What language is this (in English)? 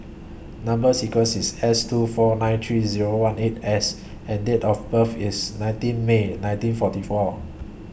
English